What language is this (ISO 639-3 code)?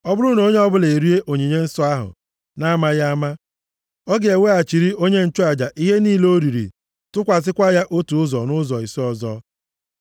ibo